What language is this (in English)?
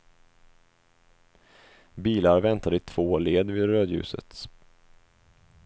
Swedish